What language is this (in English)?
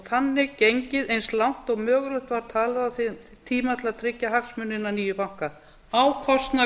Icelandic